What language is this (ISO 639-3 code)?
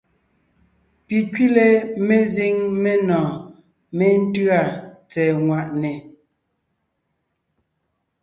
nnh